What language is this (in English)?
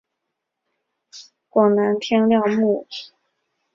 Chinese